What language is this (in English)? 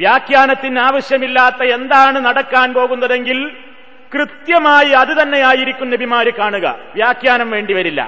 Malayalam